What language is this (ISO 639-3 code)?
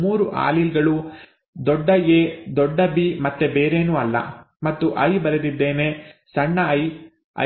kan